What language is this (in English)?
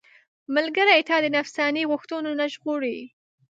Pashto